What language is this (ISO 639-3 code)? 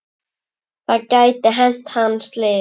isl